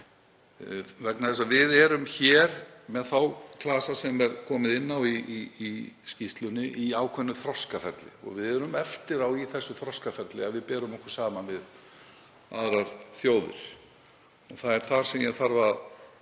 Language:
Icelandic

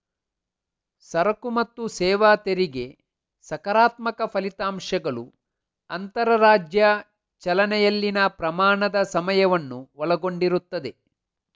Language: Kannada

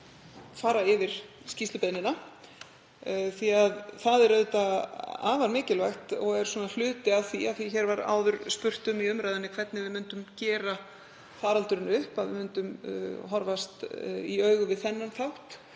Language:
Icelandic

